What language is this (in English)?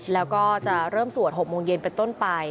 Thai